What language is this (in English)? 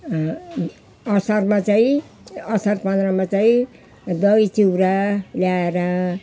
Nepali